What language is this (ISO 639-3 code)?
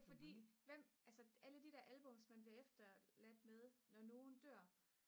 dan